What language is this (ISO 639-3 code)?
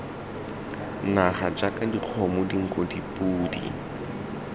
tsn